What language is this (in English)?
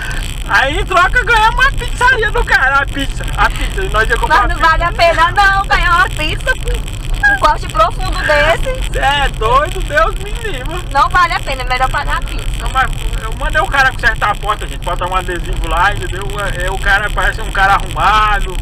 Portuguese